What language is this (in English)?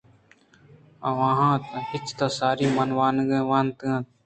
Eastern Balochi